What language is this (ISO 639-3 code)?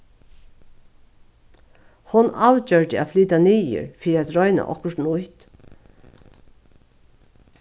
fao